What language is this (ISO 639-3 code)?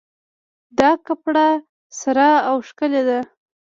pus